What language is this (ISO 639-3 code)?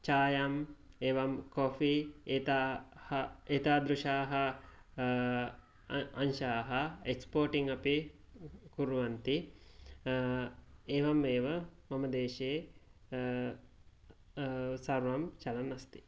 san